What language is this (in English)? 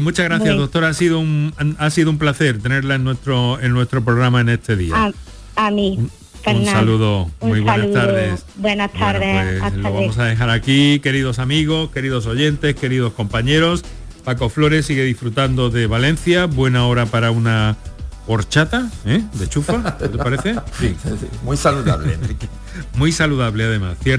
Spanish